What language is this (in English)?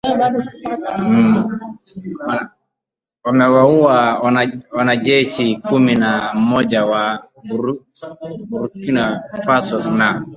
Swahili